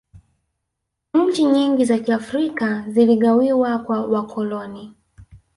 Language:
Swahili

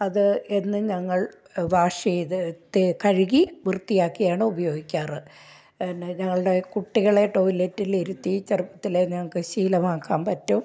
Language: Malayalam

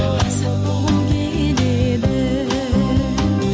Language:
Kazakh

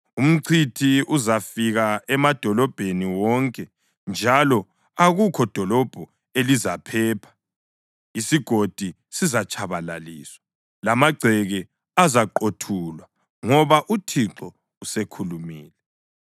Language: North Ndebele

